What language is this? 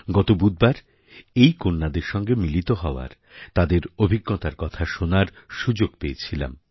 Bangla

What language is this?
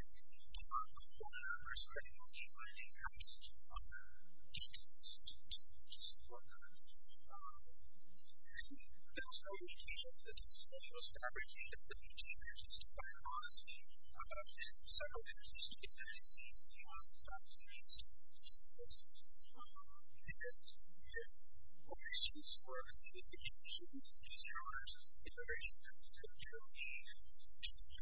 English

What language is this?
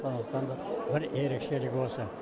Kazakh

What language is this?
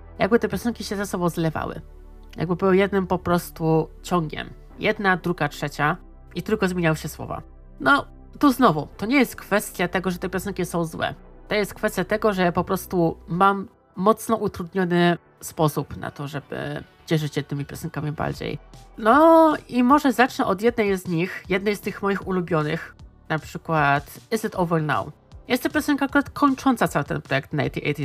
Polish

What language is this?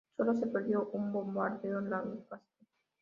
Spanish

